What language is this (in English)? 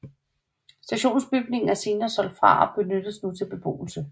Danish